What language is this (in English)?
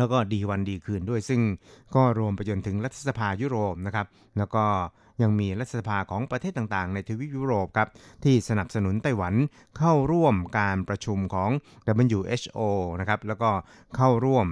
Thai